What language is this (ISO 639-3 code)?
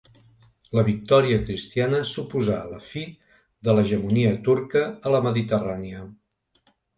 cat